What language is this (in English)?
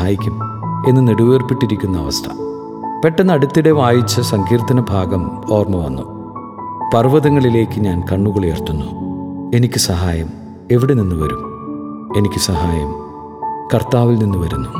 Malayalam